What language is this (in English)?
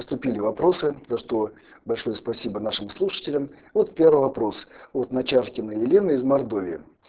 Russian